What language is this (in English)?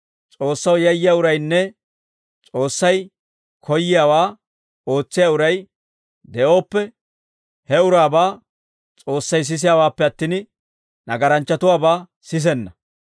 Dawro